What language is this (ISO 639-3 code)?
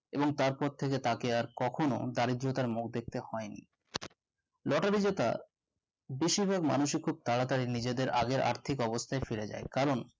ben